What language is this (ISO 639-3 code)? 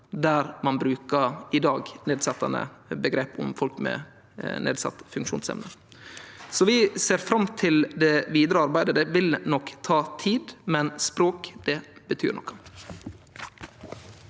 nor